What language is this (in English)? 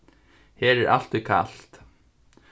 Faroese